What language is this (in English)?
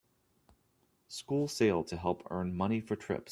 English